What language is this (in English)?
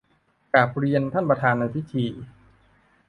Thai